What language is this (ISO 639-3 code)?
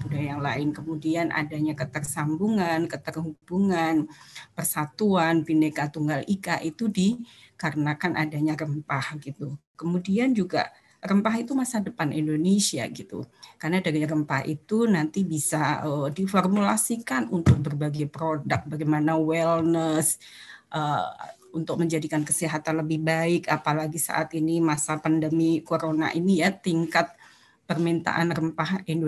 ind